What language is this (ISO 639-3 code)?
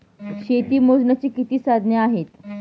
mar